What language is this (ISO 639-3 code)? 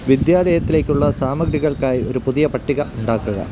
mal